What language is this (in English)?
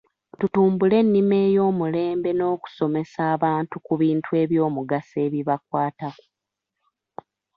Ganda